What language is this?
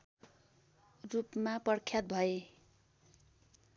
Nepali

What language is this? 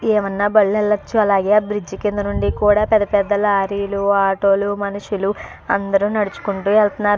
Telugu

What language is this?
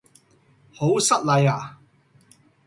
Cantonese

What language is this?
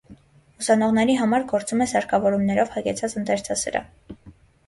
Armenian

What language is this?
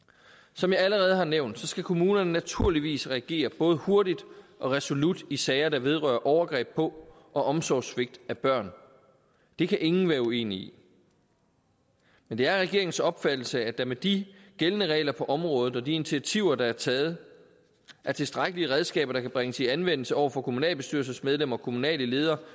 Danish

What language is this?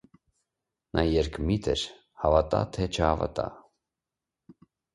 Armenian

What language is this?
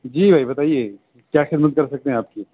Urdu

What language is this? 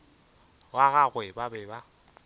Northern Sotho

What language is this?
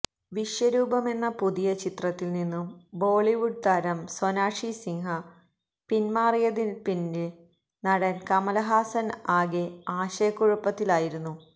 Malayalam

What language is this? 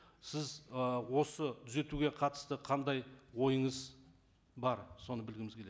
Kazakh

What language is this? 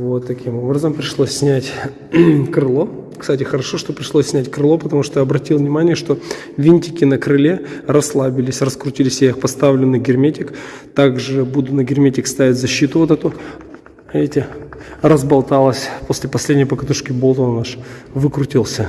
Russian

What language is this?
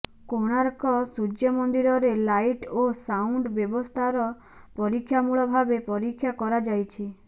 Odia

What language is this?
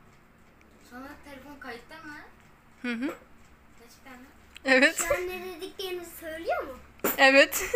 Turkish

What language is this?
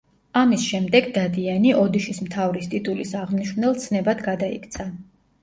Georgian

